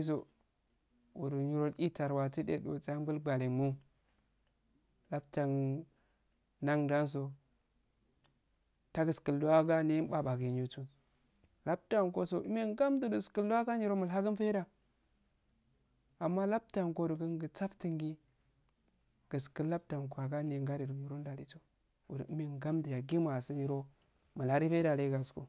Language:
Afade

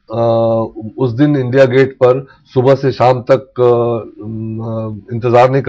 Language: Hindi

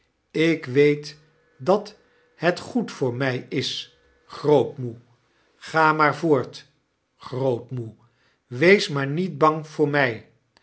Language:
Dutch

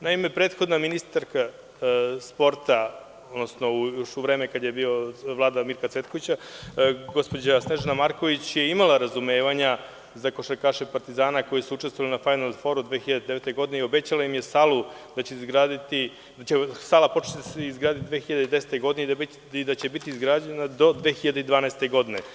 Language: Serbian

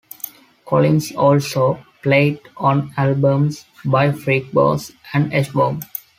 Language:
English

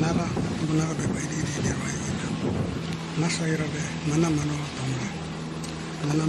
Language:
Indonesian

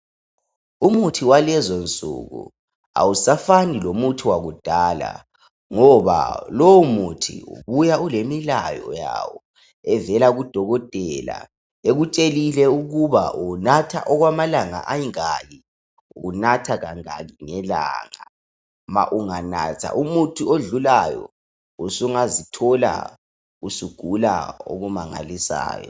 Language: North Ndebele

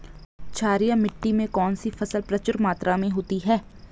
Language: Hindi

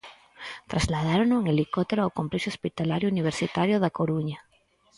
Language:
Galician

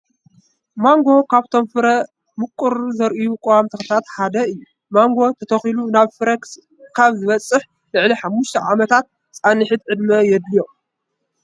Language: Tigrinya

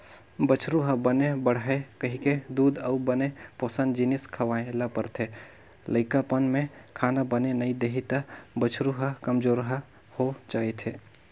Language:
Chhattisgarhi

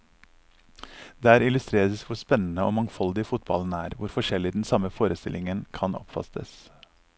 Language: Norwegian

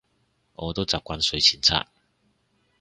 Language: Cantonese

